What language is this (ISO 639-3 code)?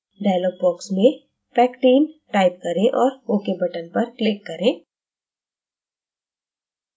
hin